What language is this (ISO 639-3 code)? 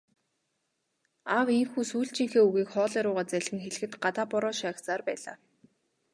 mon